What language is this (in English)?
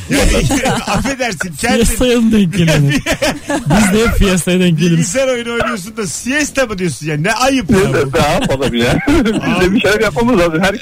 Turkish